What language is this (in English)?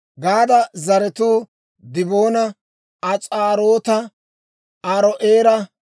Dawro